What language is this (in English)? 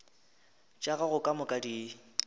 Northern Sotho